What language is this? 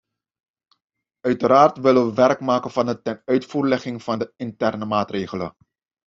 Dutch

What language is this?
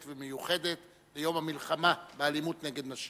Hebrew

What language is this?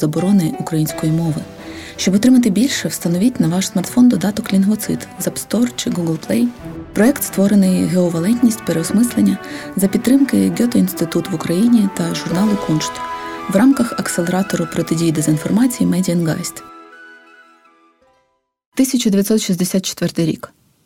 Ukrainian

